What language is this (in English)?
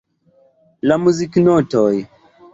Esperanto